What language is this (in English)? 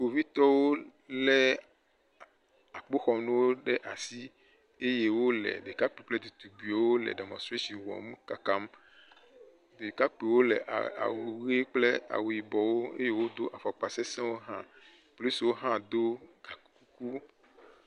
Ewe